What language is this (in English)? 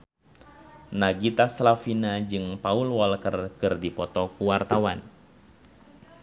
Sundanese